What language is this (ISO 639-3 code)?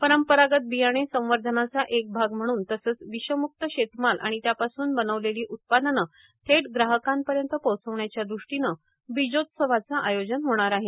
mar